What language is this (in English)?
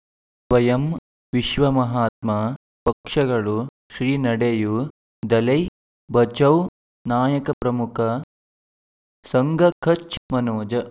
Kannada